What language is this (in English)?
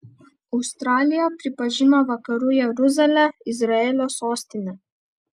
Lithuanian